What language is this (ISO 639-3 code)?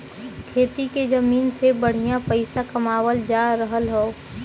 bho